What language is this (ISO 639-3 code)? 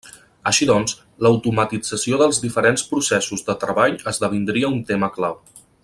cat